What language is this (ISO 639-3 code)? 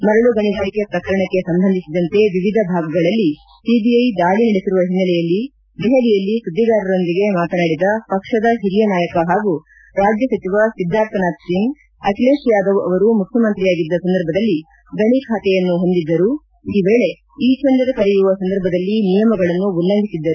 kan